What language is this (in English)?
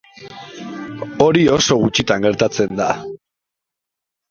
Basque